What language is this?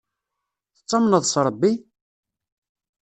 Kabyle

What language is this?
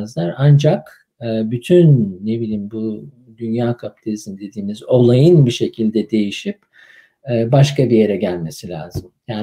Turkish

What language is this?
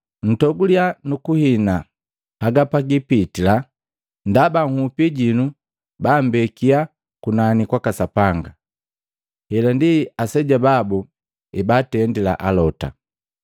Matengo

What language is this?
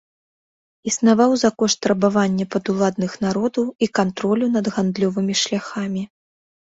Belarusian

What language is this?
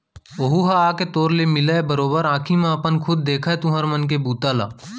Chhattisgarhi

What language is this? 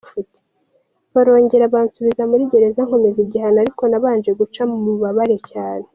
Kinyarwanda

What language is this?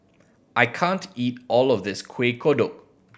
English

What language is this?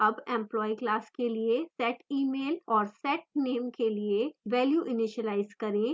Hindi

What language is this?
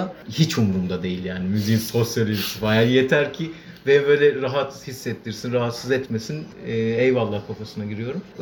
Turkish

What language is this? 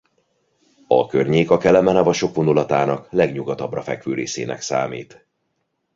Hungarian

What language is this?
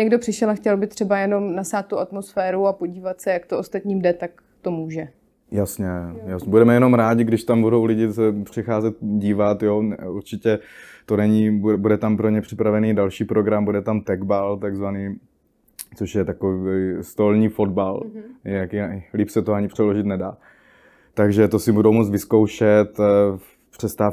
Czech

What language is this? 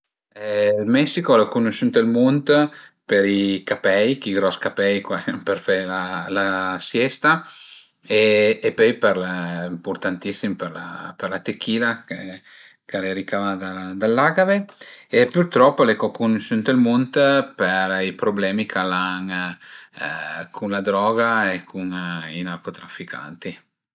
Piedmontese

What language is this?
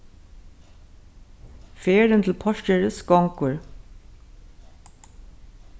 Faroese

